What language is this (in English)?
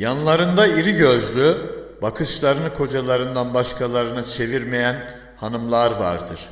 Turkish